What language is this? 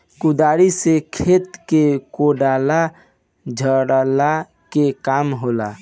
Bhojpuri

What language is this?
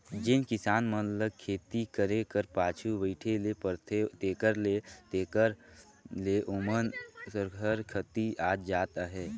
Chhattisgarhi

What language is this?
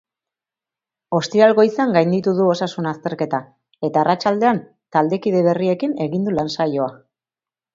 Basque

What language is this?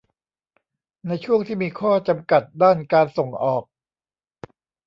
Thai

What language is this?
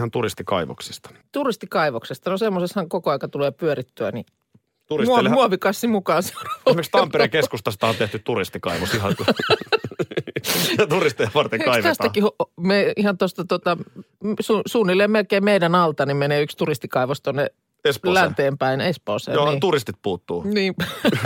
Finnish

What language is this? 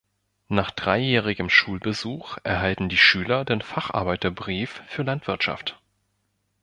German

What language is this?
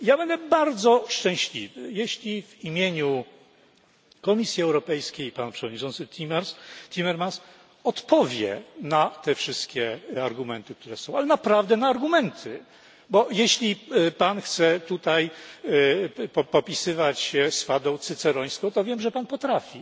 Polish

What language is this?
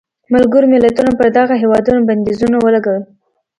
Pashto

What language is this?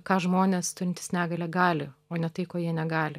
Lithuanian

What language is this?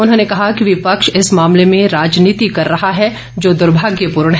Hindi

